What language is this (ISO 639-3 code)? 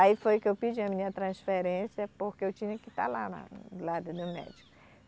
por